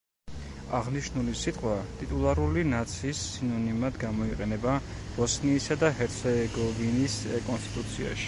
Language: Georgian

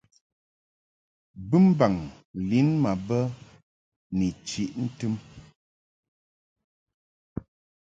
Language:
Mungaka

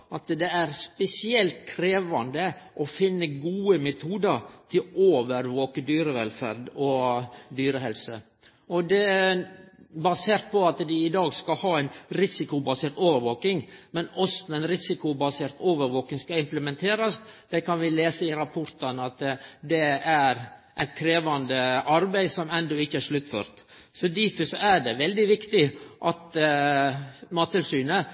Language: Norwegian Nynorsk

